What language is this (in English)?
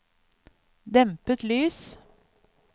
Norwegian